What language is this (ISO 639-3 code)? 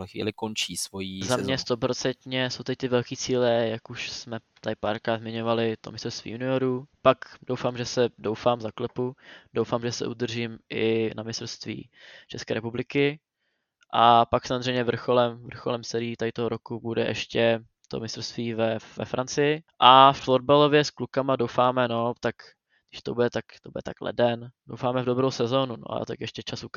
ces